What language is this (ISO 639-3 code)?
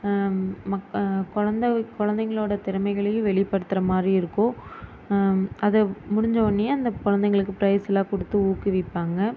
tam